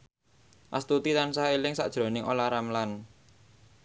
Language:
Javanese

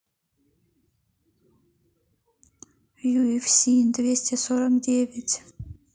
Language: Russian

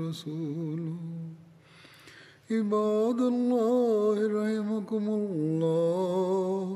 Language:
Swahili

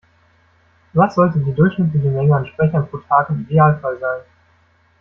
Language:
German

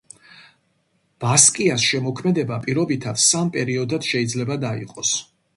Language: Georgian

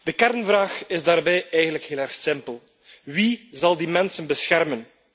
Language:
Dutch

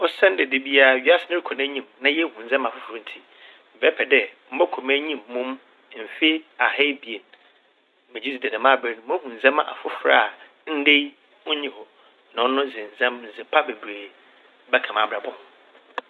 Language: Akan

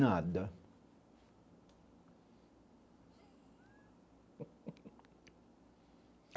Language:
Portuguese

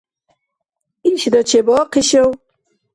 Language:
Dargwa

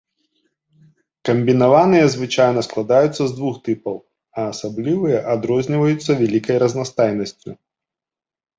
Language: Belarusian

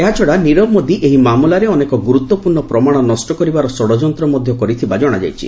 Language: Odia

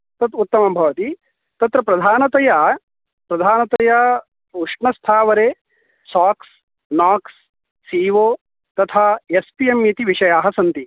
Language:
Sanskrit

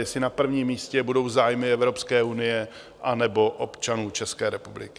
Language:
Czech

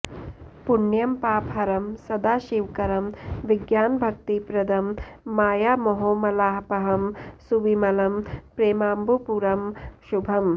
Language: Sanskrit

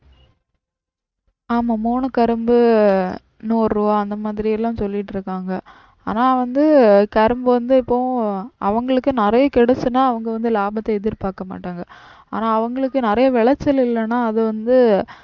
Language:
Tamil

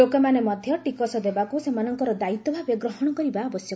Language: Odia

